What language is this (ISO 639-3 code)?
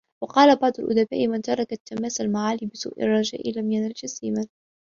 ara